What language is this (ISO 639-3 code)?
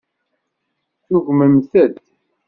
kab